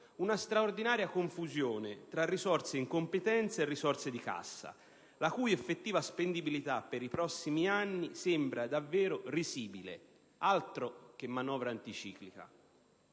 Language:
Italian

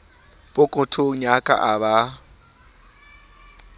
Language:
Southern Sotho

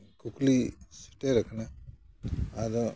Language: Santali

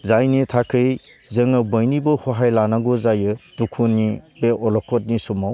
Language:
Bodo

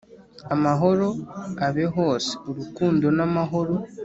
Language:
Kinyarwanda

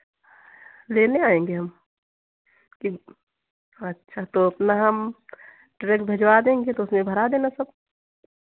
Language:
Hindi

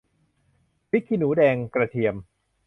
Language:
Thai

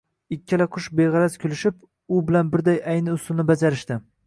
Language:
Uzbek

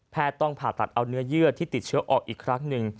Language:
Thai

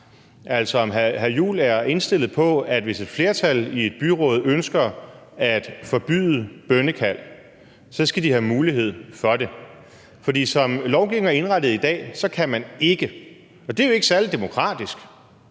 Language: Danish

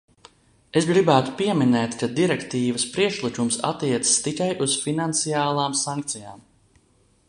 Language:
Latvian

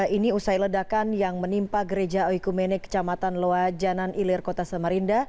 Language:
Indonesian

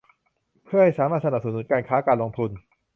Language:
Thai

